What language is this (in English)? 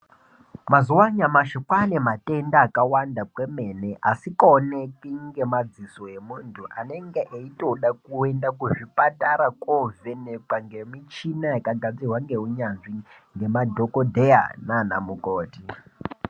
Ndau